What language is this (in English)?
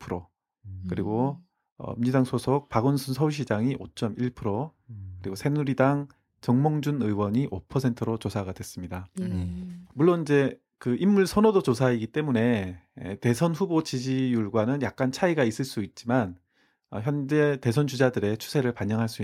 Korean